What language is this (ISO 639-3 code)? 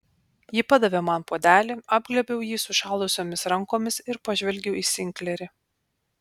lit